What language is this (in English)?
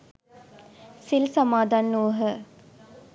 Sinhala